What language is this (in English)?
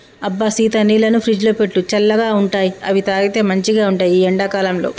Telugu